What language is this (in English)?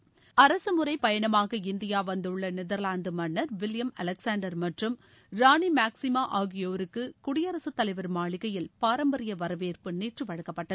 Tamil